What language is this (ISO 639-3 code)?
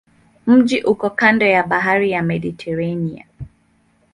swa